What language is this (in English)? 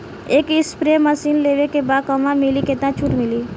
Bhojpuri